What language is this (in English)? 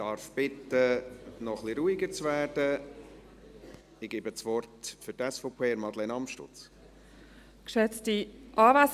Swiss German